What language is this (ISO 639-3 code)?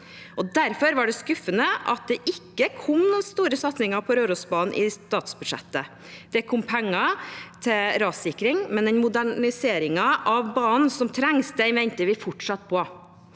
nor